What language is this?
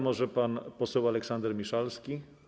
Polish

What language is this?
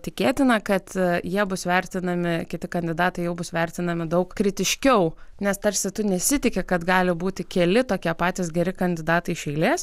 Lithuanian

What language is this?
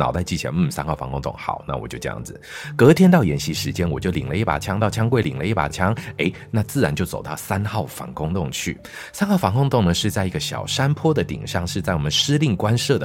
Chinese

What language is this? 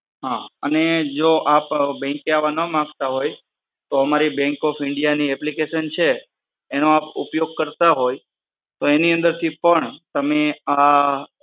Gujarati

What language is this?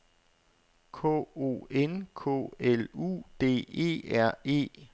Danish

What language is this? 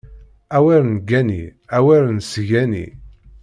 Kabyle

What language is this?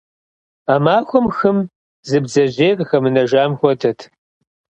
Kabardian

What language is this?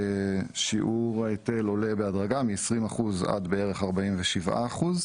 Hebrew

